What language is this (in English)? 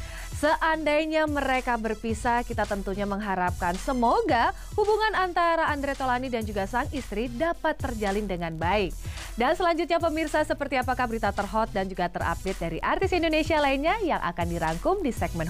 Indonesian